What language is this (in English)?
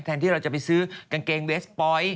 Thai